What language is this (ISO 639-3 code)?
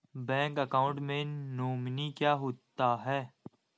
hin